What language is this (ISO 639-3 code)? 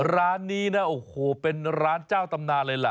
tha